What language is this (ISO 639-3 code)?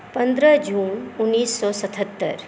mai